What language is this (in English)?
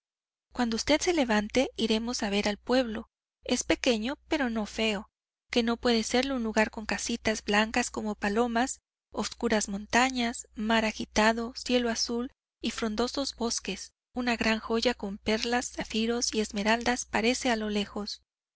Spanish